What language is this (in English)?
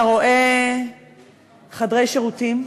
Hebrew